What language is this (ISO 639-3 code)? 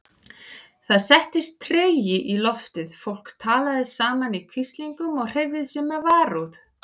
isl